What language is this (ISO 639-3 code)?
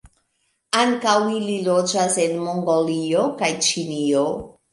epo